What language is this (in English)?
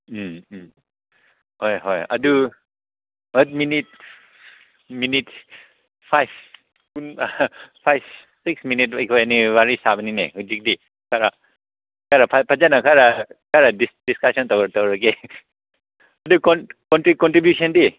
Manipuri